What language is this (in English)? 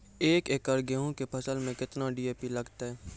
Maithili